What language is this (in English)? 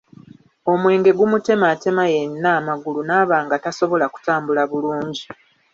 Ganda